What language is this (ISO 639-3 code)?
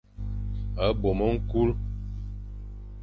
fan